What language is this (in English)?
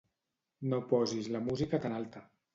Catalan